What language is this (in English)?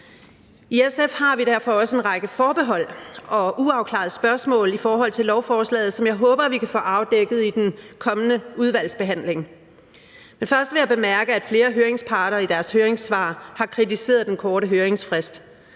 Danish